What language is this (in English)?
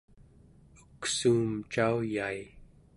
Central Yupik